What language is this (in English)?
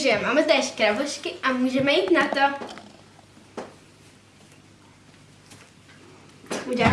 Czech